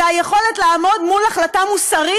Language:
Hebrew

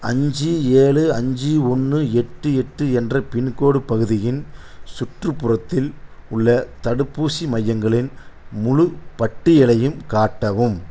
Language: Tamil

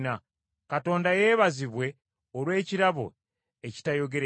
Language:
Ganda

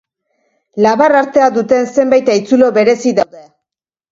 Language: Basque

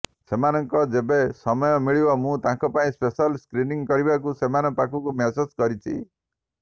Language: Odia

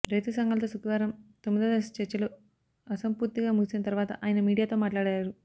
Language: Telugu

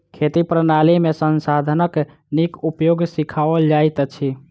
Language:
Maithili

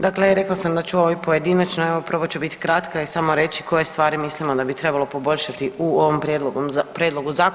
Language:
Croatian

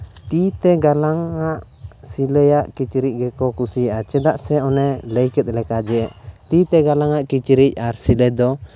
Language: Santali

